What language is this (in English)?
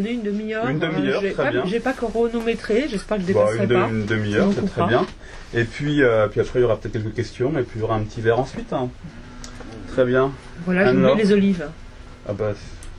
French